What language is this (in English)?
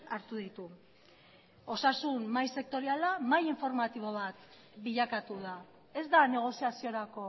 Basque